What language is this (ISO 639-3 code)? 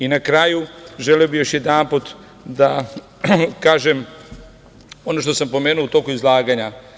srp